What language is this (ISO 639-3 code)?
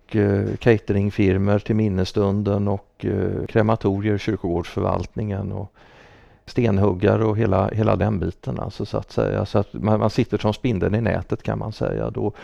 swe